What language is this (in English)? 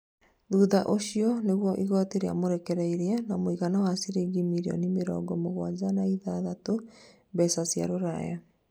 Kikuyu